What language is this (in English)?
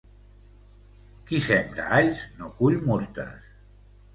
Catalan